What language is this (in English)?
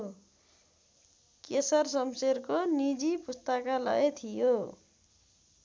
Nepali